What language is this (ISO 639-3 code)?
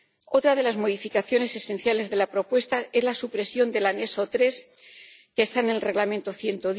spa